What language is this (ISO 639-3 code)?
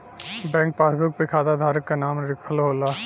bho